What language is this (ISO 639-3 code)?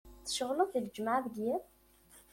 kab